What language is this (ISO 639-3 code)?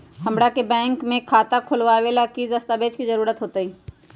mag